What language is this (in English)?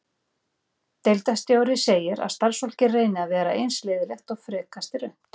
Icelandic